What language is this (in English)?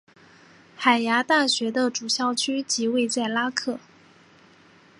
Chinese